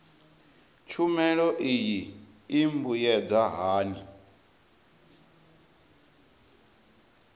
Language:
Venda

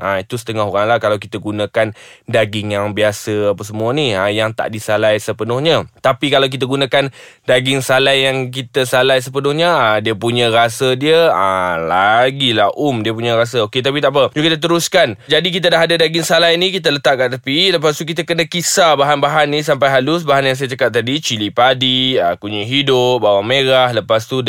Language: Malay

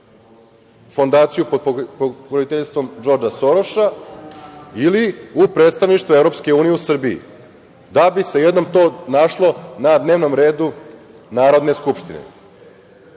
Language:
Serbian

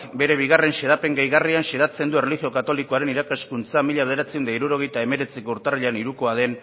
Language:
Basque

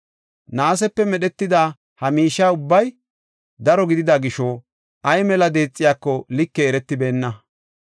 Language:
Gofa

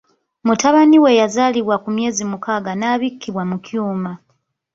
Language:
Ganda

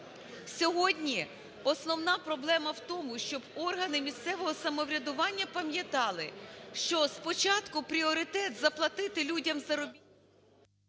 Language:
Ukrainian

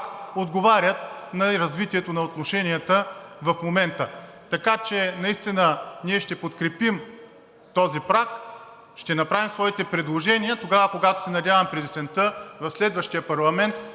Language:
Bulgarian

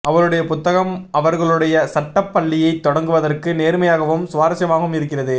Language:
Tamil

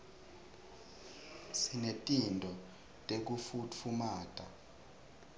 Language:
Swati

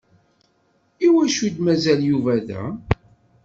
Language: Kabyle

